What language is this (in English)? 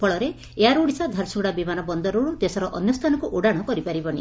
Odia